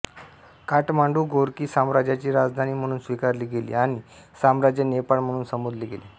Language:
Marathi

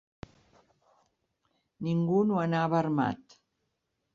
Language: Catalan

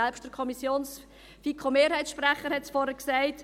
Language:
Swiss German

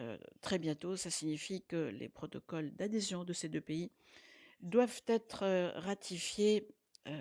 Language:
French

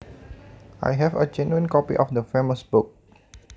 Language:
Javanese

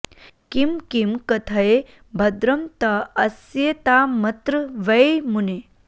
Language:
Sanskrit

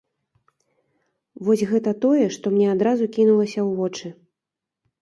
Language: Belarusian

